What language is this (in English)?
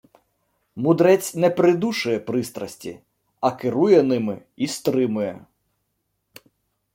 Ukrainian